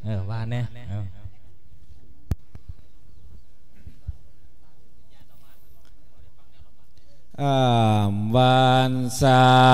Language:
Thai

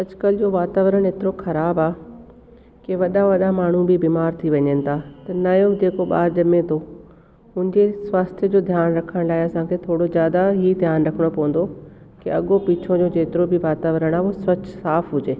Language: Sindhi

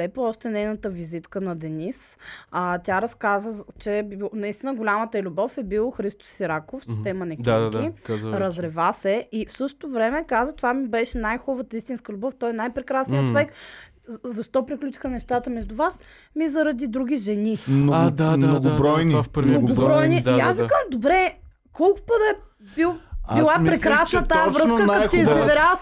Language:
Bulgarian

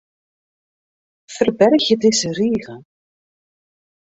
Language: Western Frisian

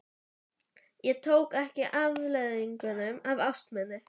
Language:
Icelandic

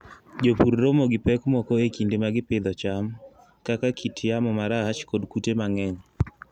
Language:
Luo (Kenya and Tanzania)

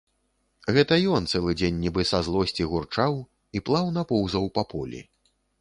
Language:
Belarusian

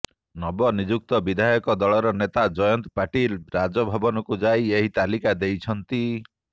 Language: Odia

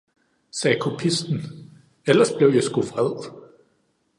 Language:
Danish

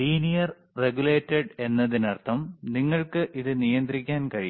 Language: Malayalam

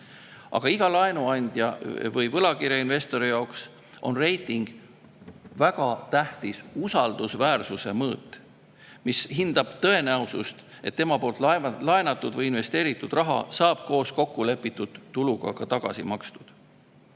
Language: Estonian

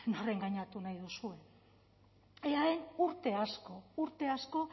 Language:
Basque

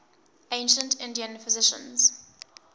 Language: English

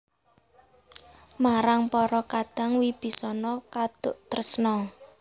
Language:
Javanese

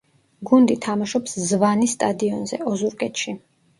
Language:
Georgian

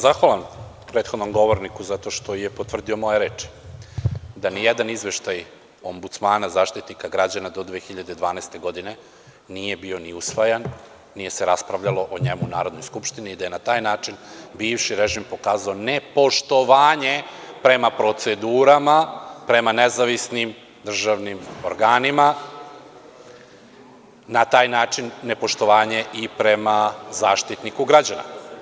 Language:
Serbian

